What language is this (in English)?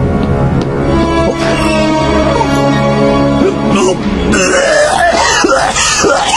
Spanish